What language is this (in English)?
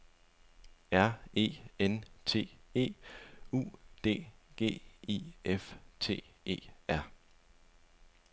Danish